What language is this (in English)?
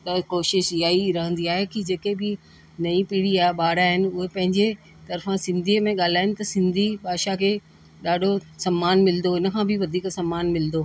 Sindhi